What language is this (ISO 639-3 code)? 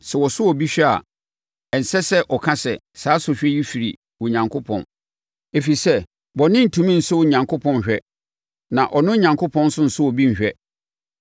aka